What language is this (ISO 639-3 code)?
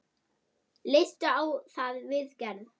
isl